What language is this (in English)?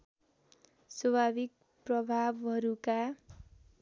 Nepali